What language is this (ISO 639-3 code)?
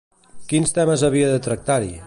cat